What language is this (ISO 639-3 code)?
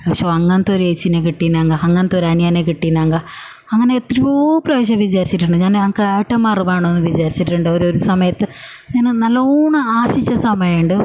mal